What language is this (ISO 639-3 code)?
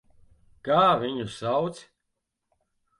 lav